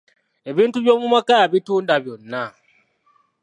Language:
Ganda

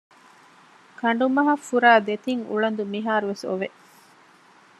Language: Divehi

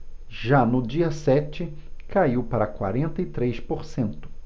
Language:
Portuguese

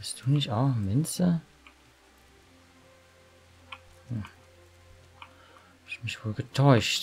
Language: German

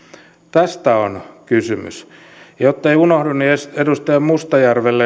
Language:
Finnish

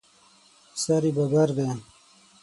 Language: Pashto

